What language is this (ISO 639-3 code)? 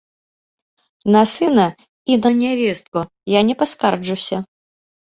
bel